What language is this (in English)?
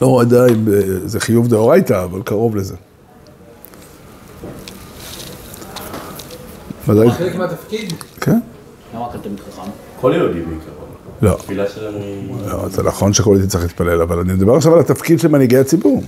Hebrew